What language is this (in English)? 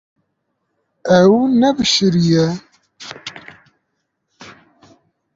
Kurdish